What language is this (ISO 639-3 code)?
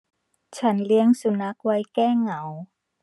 tha